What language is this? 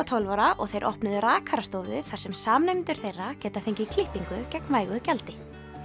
Icelandic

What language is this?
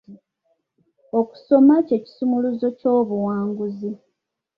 Ganda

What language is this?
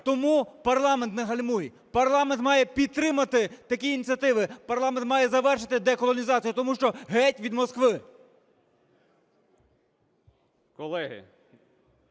Ukrainian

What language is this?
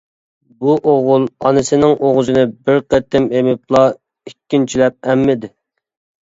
Uyghur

